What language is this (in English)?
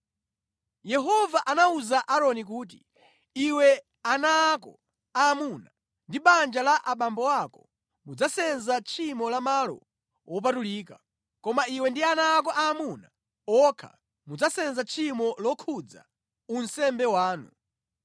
Nyanja